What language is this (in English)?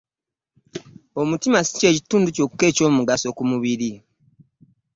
Ganda